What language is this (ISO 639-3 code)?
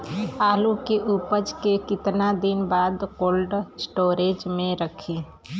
bho